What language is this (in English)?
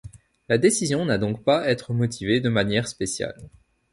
French